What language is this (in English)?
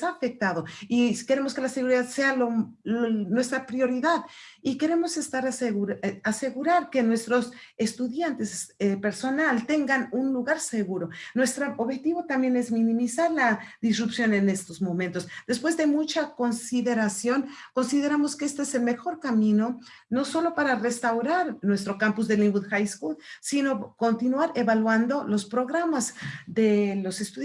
Spanish